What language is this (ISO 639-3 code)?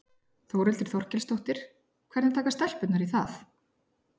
isl